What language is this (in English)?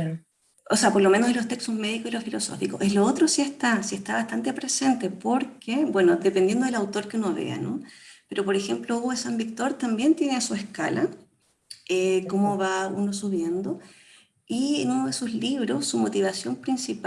Spanish